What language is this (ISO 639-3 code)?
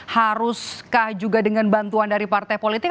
ind